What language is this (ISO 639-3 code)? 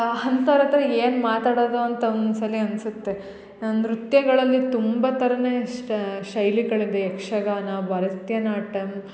kan